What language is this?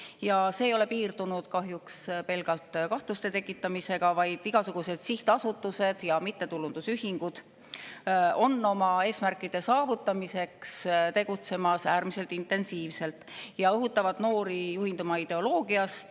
Estonian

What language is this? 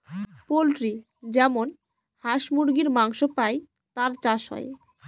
Bangla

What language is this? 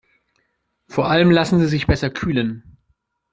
German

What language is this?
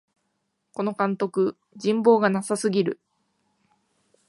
Japanese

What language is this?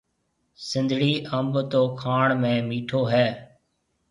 Marwari (Pakistan)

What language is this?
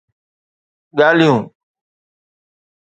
Sindhi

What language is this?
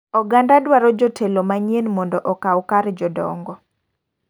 Luo (Kenya and Tanzania)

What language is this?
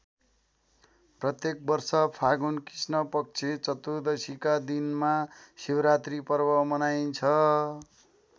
Nepali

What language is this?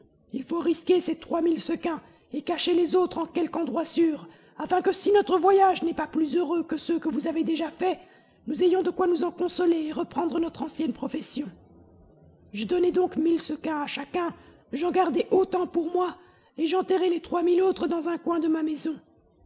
French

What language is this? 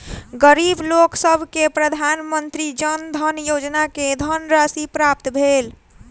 Maithili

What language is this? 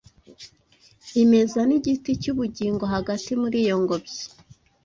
Kinyarwanda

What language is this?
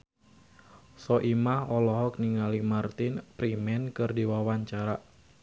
Sundanese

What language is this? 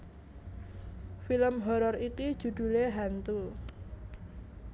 Javanese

